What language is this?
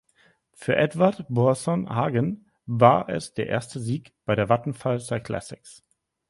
German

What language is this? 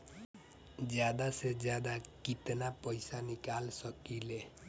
Bhojpuri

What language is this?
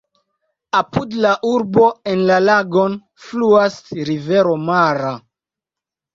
Esperanto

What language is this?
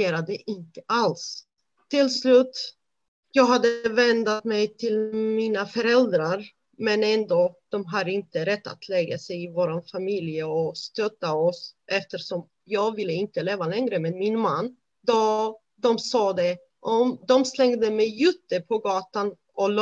Swedish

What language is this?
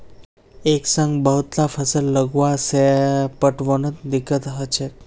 Magahi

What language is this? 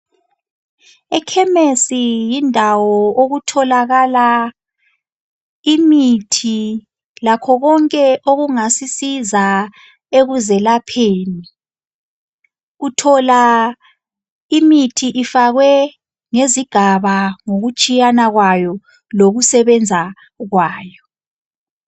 North Ndebele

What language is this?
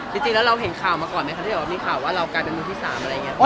Thai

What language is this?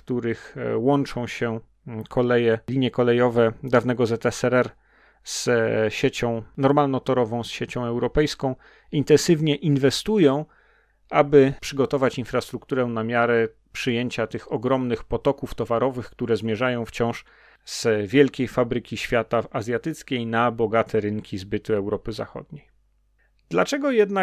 Polish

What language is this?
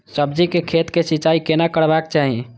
Maithili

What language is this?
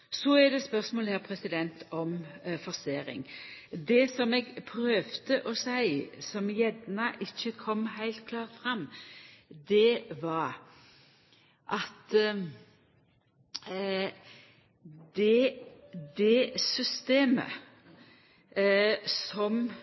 Norwegian Nynorsk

